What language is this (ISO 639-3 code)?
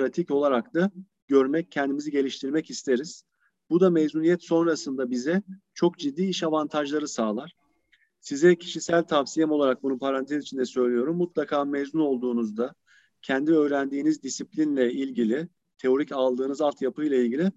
tur